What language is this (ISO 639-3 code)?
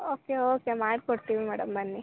kan